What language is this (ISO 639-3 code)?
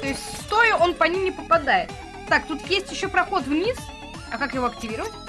rus